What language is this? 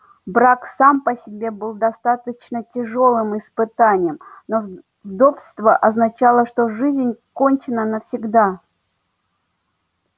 Russian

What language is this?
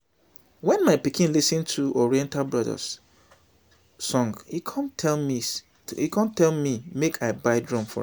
Nigerian Pidgin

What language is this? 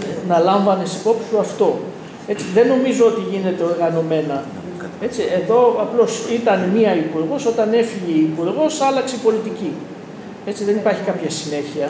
Greek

